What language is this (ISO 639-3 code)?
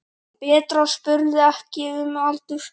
isl